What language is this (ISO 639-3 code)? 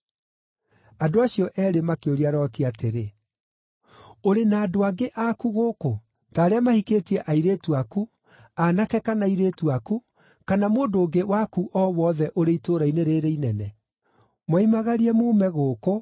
kik